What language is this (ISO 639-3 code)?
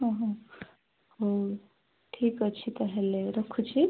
ori